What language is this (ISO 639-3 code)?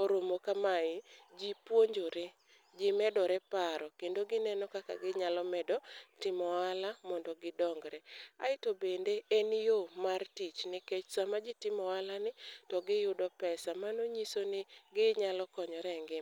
luo